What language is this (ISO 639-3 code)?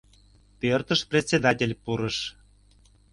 chm